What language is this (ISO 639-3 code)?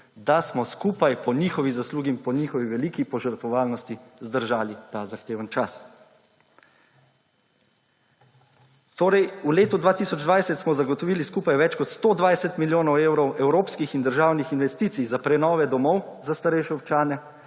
slv